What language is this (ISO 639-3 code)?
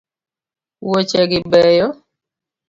luo